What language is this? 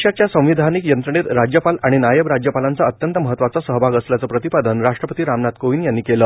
Marathi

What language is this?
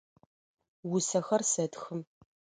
Adyghe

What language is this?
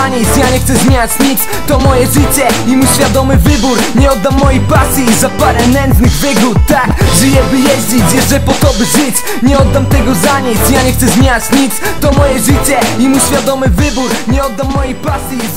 Polish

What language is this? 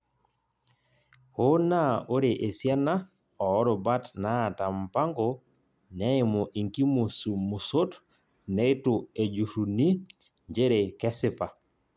Masai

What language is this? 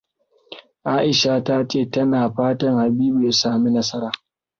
Hausa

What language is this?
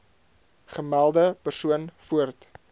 Afrikaans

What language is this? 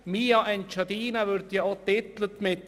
Swiss German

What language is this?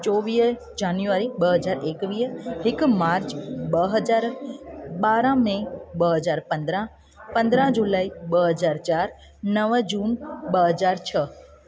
Sindhi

